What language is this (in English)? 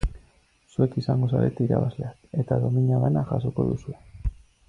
Basque